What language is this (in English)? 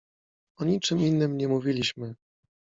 Polish